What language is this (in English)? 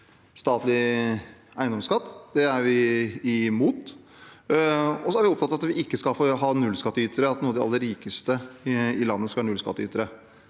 Norwegian